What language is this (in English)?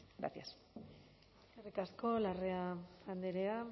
Basque